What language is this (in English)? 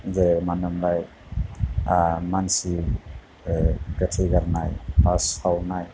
Bodo